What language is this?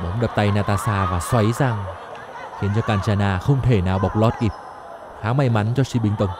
Vietnamese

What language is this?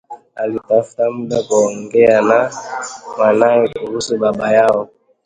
Swahili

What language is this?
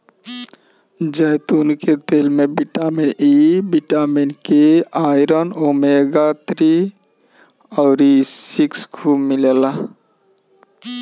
Bhojpuri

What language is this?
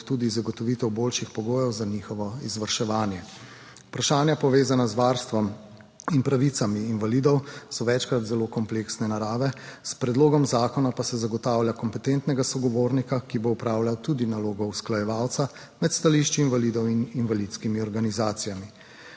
Slovenian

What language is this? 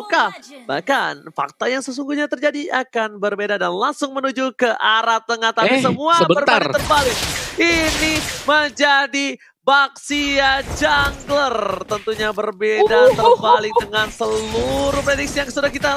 Indonesian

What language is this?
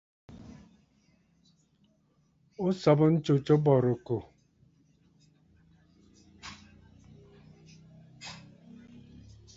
Bafut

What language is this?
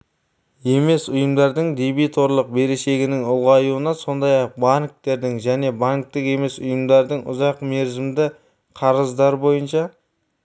Kazakh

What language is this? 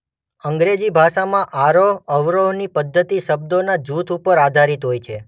Gujarati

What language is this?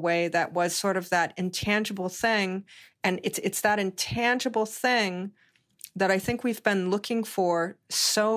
English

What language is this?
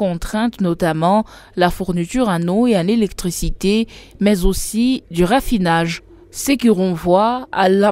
French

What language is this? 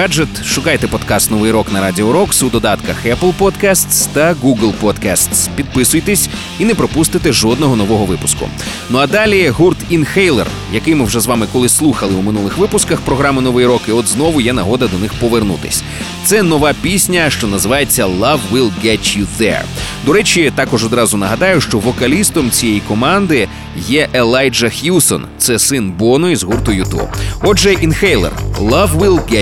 Ukrainian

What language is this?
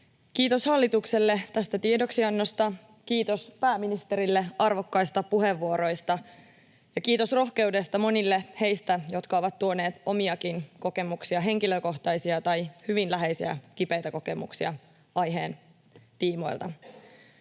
Finnish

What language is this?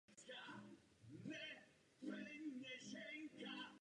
Czech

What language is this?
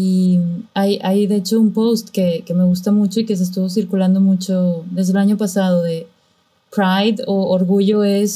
Spanish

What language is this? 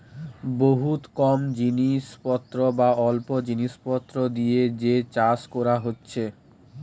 Bangla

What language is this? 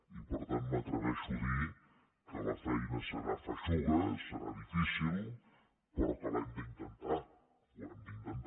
Catalan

